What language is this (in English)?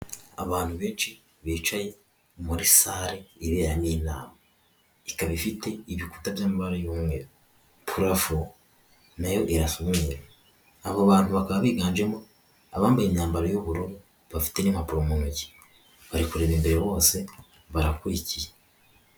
Kinyarwanda